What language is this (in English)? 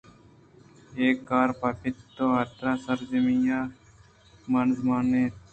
Eastern Balochi